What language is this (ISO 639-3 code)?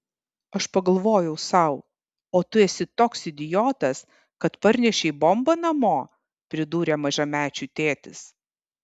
lit